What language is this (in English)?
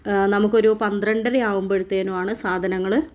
Malayalam